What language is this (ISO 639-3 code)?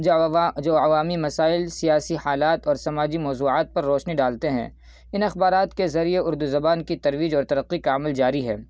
urd